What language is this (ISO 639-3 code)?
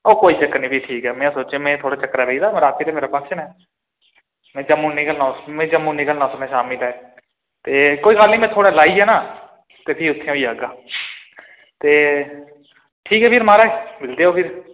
doi